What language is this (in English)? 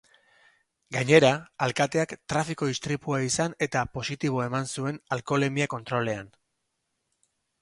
Basque